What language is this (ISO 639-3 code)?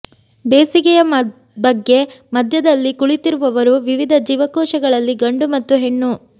kan